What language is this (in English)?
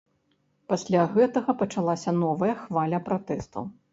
Belarusian